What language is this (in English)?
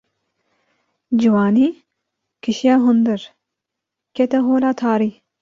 Kurdish